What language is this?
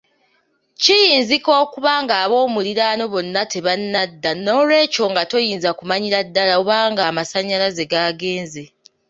Ganda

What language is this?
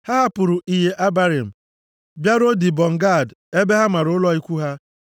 Igbo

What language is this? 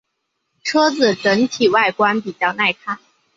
Chinese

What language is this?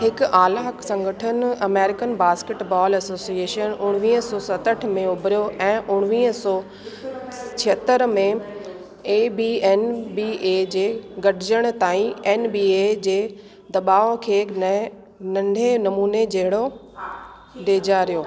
Sindhi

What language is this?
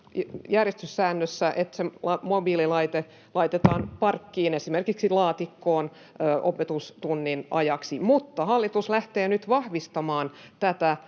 Finnish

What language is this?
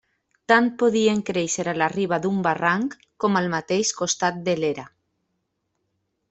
Catalan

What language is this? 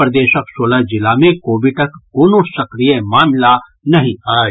Maithili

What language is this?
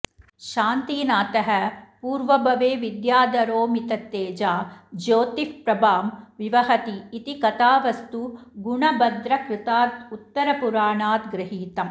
Sanskrit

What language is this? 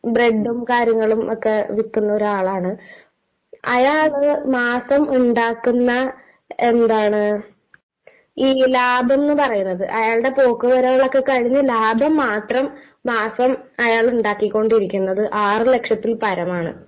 Malayalam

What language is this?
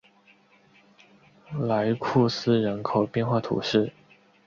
Chinese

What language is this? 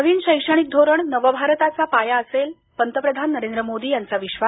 Marathi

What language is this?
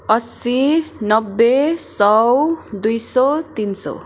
Nepali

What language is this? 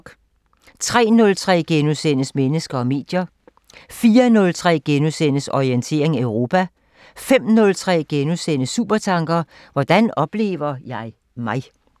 Danish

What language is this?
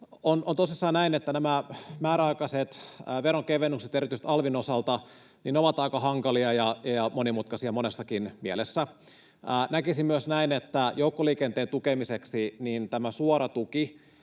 Finnish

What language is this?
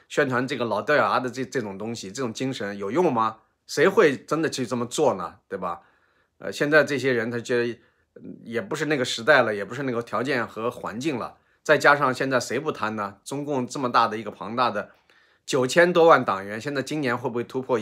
Chinese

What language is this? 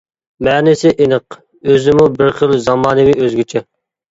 Uyghur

